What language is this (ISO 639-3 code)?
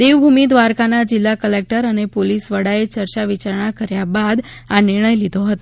guj